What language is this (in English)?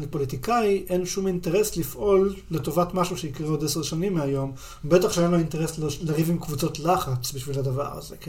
Hebrew